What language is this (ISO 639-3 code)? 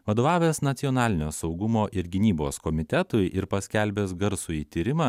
lit